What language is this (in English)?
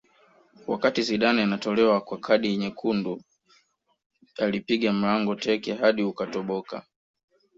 Swahili